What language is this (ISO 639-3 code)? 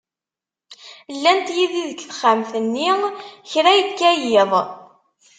kab